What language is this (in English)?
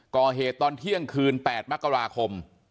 Thai